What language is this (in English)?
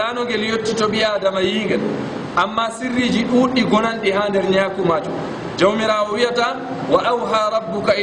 Arabic